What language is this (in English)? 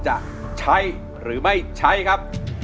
Thai